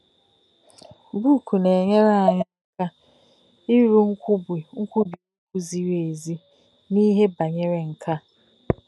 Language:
Igbo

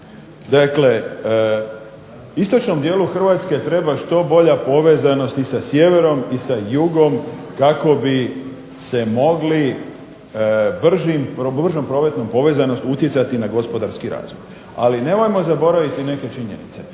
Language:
Croatian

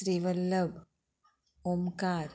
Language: Konkani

